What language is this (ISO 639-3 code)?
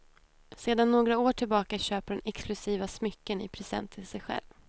swe